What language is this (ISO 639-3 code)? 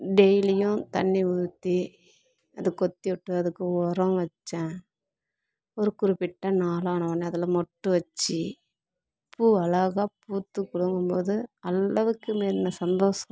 tam